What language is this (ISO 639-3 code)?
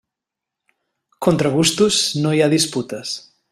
cat